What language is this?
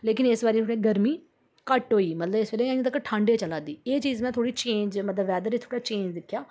Dogri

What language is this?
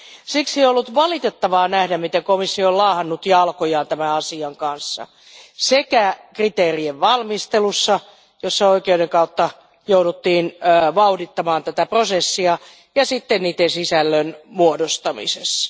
Finnish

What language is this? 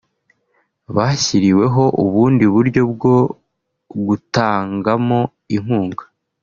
Kinyarwanda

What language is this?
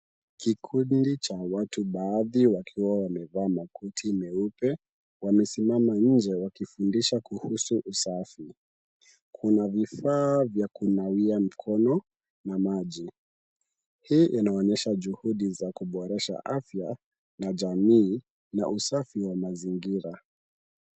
Swahili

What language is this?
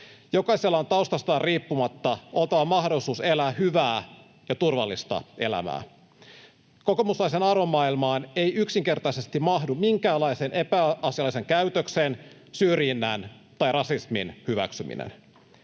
Finnish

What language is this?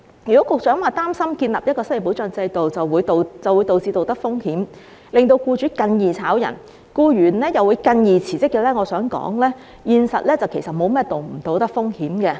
Cantonese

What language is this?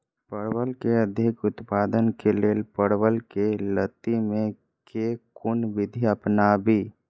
Maithili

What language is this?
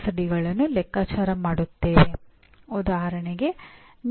Kannada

